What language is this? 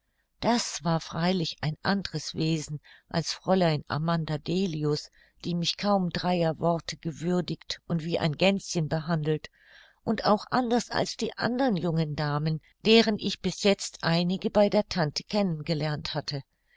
German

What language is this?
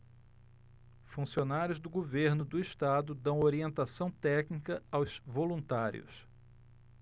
Portuguese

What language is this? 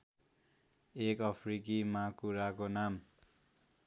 Nepali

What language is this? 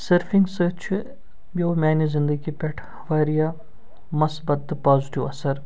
Kashmiri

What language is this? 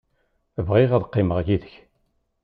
Kabyle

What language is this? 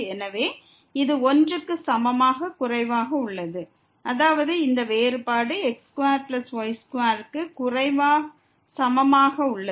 Tamil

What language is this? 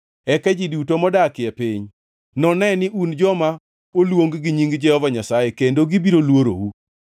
Luo (Kenya and Tanzania)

